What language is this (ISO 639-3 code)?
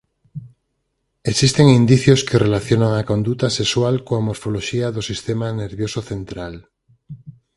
glg